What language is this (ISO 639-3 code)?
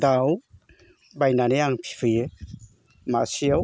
brx